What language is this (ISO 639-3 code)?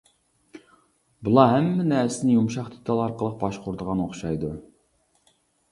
uig